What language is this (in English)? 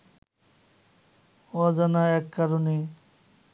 Bangla